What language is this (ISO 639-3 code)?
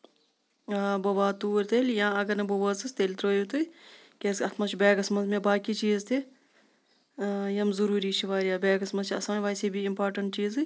kas